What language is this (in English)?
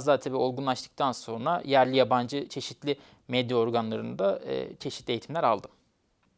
Turkish